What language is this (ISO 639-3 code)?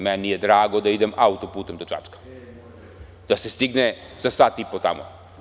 srp